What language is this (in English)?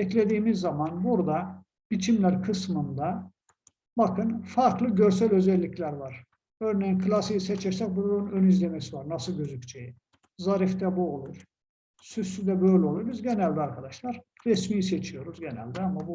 Turkish